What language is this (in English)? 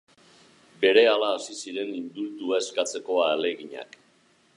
Basque